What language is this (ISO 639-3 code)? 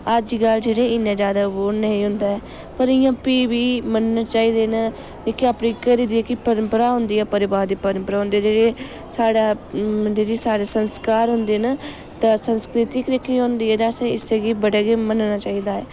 doi